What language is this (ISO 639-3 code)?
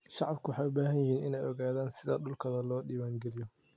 som